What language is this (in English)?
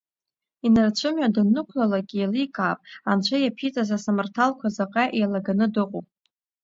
Abkhazian